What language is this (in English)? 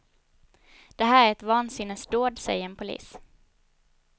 Swedish